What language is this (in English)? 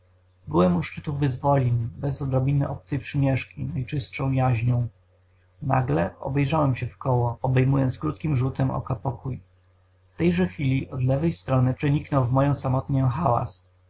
Polish